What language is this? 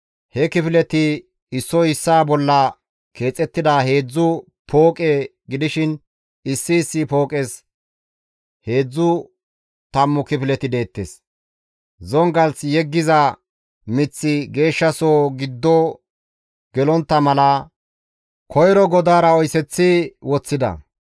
Gamo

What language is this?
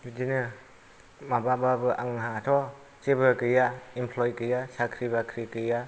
Bodo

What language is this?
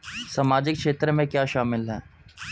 Hindi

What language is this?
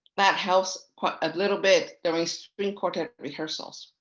English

